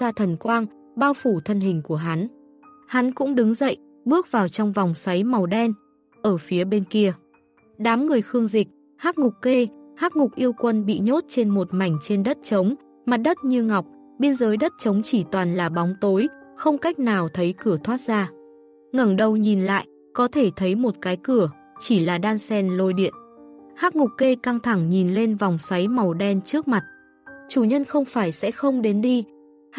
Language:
Vietnamese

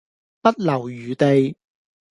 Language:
Cantonese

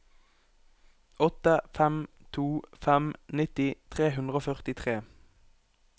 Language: Norwegian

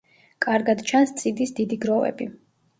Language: Georgian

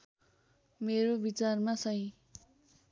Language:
Nepali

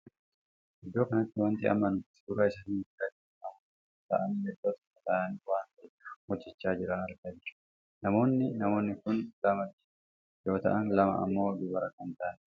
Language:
Oromo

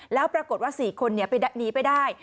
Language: Thai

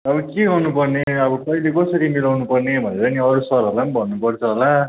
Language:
Nepali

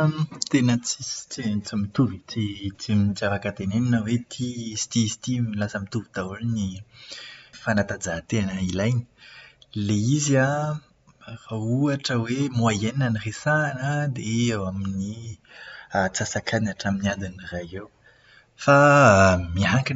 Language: Malagasy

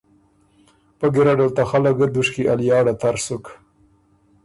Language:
Ormuri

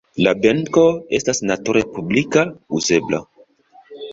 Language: Esperanto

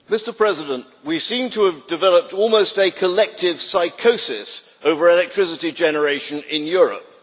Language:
English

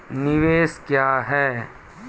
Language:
Maithili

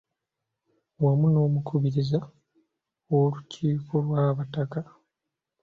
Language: Ganda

